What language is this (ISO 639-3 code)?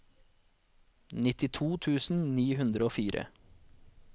nor